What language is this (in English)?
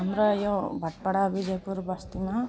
Nepali